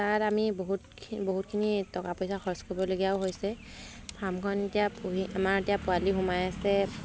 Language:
Assamese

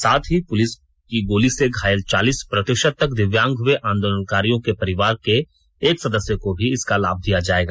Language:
Hindi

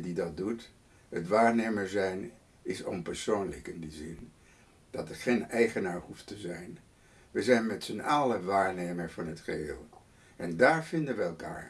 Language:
Dutch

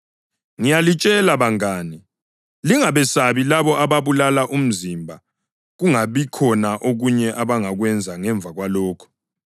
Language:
North Ndebele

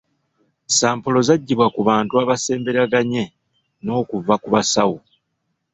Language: Ganda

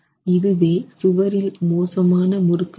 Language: Tamil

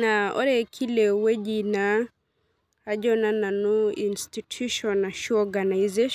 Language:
Masai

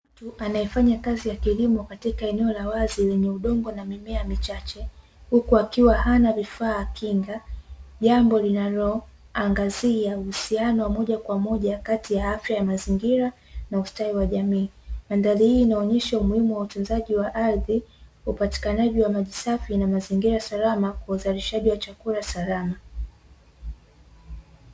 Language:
Swahili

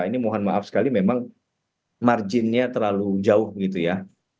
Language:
Indonesian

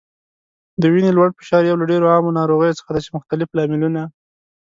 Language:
Pashto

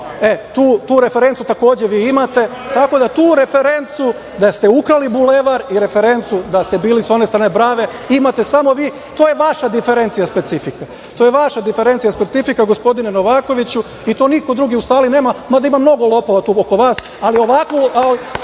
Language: Serbian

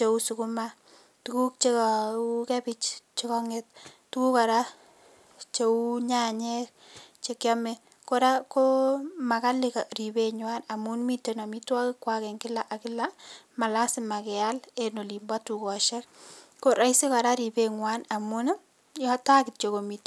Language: Kalenjin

